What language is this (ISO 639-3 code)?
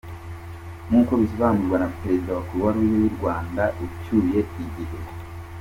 kin